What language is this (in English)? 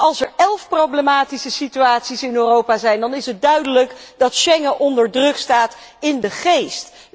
Dutch